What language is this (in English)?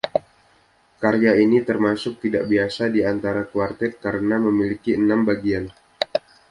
Indonesian